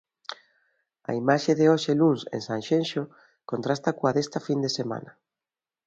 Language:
Galician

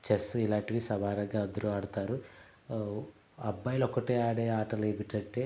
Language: Telugu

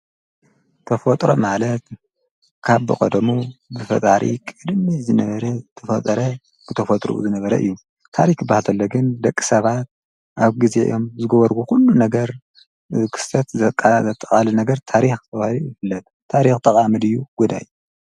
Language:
Tigrinya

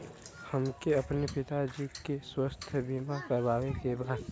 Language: Bhojpuri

